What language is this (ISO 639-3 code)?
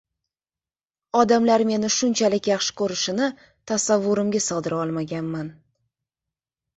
uzb